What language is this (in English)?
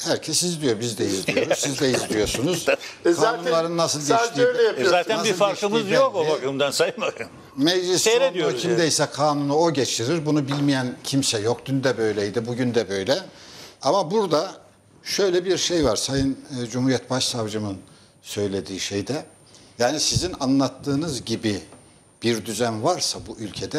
Turkish